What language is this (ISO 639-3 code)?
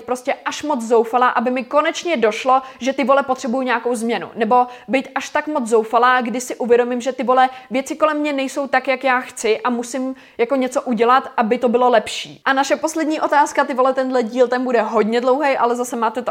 ces